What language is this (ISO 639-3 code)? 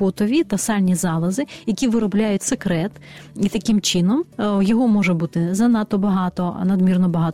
ukr